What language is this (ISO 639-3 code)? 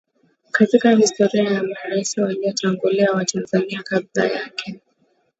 swa